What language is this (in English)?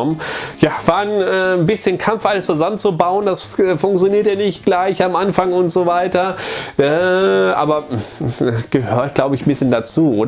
German